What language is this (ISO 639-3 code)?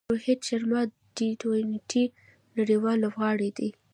pus